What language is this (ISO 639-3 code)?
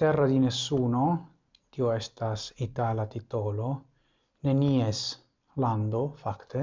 ita